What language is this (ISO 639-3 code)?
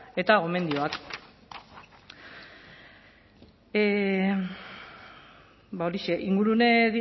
eus